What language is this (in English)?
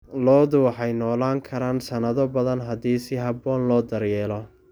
Somali